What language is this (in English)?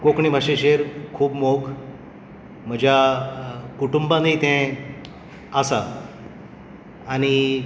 Konkani